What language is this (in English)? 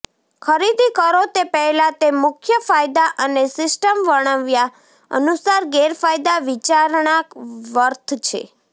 Gujarati